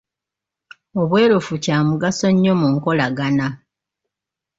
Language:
Ganda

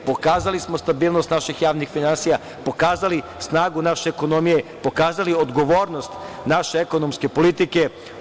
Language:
Serbian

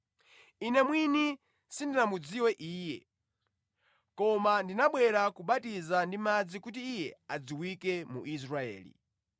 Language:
Nyanja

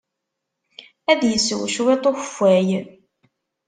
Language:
Kabyle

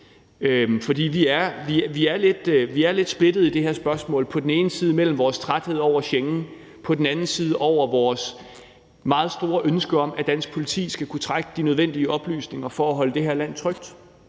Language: Danish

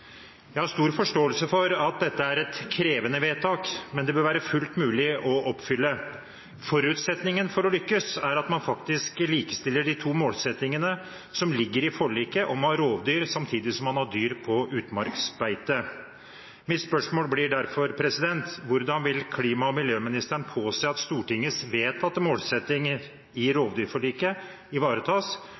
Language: Norwegian Bokmål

